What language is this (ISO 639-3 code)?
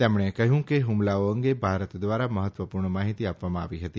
guj